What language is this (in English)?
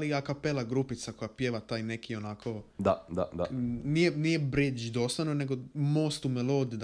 Croatian